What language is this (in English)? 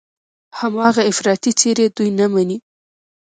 Pashto